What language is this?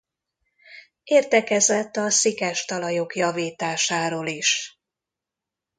Hungarian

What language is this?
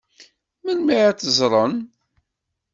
Kabyle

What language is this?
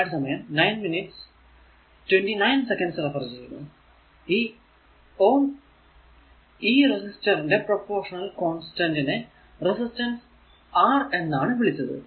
Malayalam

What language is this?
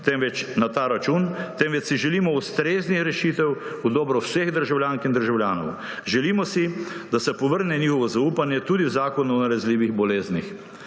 Slovenian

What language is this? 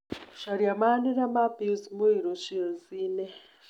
Kikuyu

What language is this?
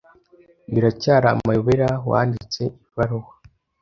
Kinyarwanda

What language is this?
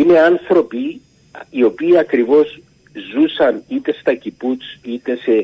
Greek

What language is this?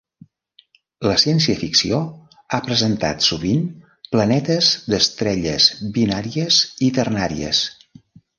Catalan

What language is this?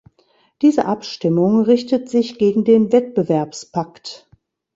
German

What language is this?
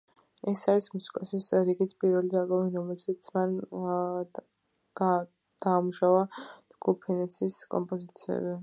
Georgian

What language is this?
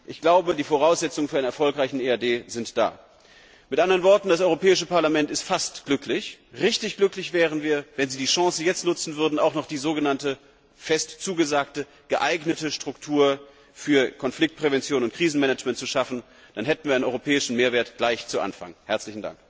German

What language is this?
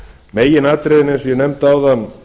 Icelandic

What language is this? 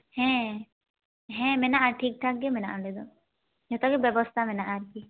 Santali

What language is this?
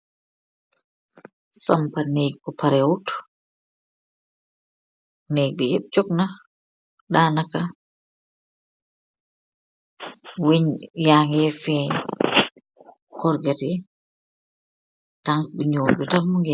Wolof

